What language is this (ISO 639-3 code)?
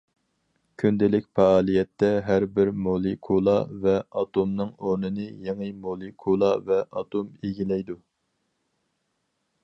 uig